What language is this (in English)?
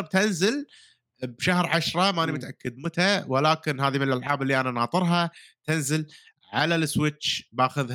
Arabic